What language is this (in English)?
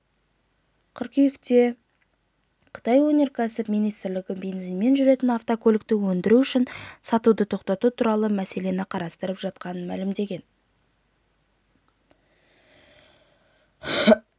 Kazakh